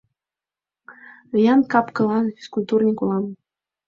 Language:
Mari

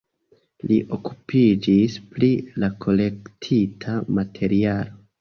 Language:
Esperanto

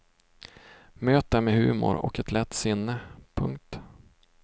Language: Swedish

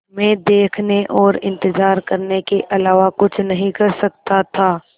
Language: Hindi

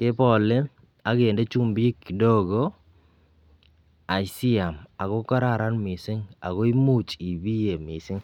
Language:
Kalenjin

